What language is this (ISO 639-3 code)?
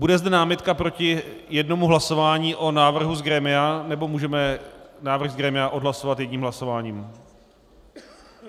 ces